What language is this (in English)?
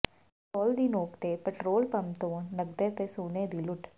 Punjabi